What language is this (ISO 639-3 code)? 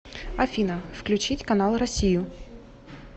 rus